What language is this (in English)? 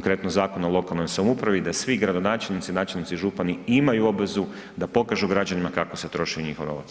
Croatian